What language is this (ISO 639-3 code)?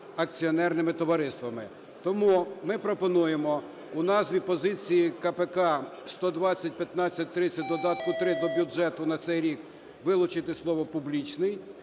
ukr